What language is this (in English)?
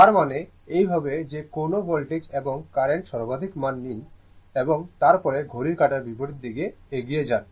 Bangla